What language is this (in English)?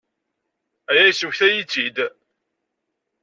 Kabyle